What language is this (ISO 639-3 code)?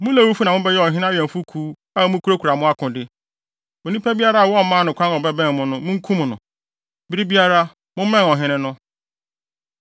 aka